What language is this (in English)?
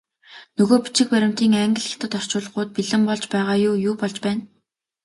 Mongolian